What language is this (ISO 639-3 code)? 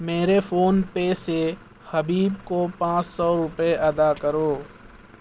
urd